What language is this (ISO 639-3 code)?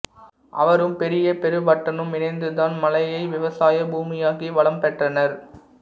tam